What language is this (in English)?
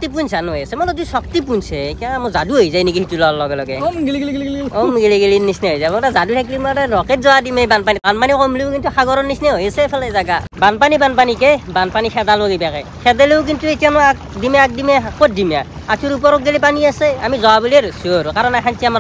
Bangla